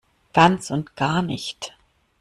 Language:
German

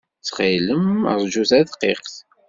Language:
Kabyle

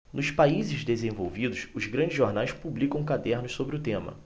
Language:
Portuguese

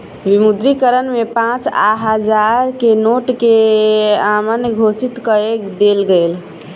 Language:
Maithili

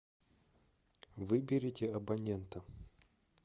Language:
Russian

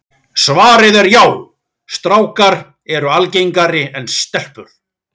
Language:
Icelandic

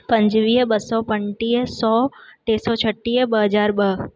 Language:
Sindhi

